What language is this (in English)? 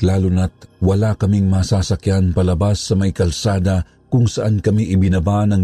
Filipino